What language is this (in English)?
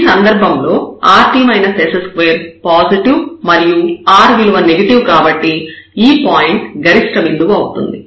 Telugu